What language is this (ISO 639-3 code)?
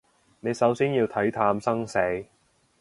yue